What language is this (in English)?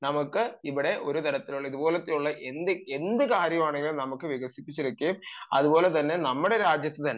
Malayalam